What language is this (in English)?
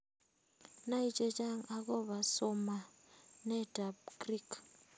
Kalenjin